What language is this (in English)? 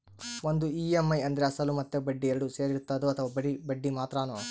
Kannada